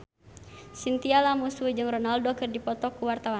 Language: Sundanese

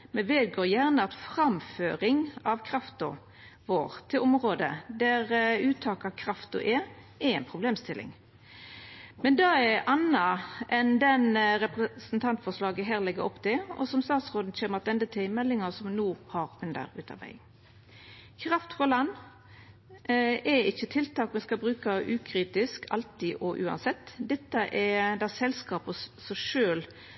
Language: Norwegian Nynorsk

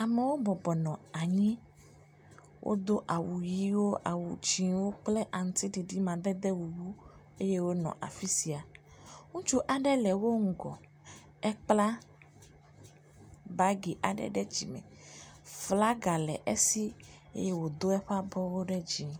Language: Ewe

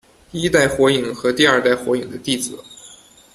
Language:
Chinese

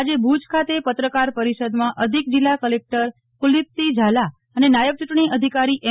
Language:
Gujarati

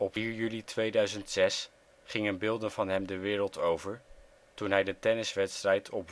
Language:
Dutch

